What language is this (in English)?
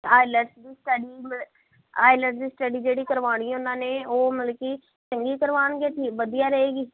Punjabi